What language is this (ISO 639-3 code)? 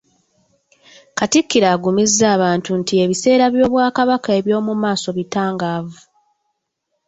lug